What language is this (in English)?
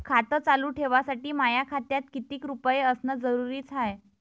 Marathi